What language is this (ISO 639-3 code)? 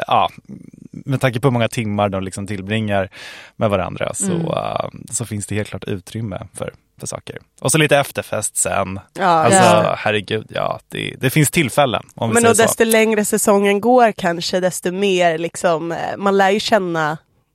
swe